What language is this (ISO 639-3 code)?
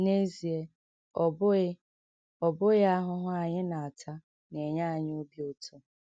ibo